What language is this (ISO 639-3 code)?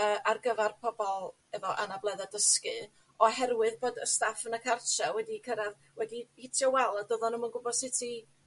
cym